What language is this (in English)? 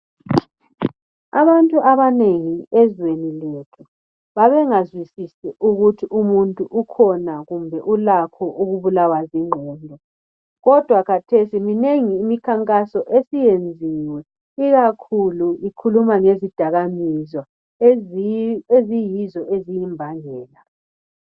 North Ndebele